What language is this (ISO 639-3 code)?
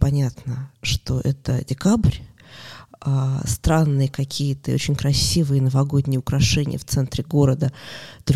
rus